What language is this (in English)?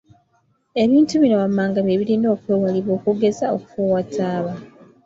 Ganda